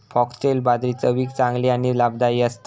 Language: Marathi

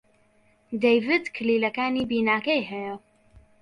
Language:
Central Kurdish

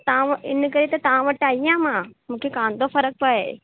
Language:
Sindhi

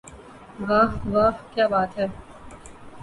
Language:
Urdu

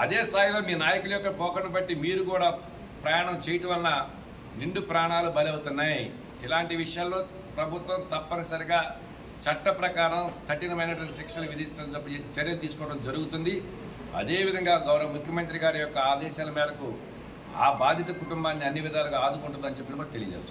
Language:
Telugu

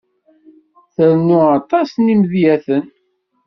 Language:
Kabyle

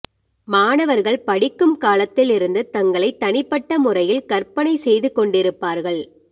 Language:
Tamil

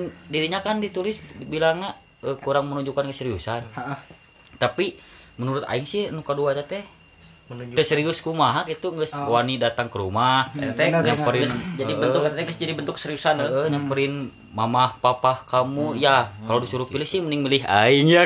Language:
Indonesian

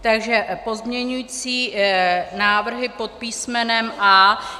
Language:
Czech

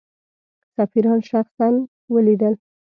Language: Pashto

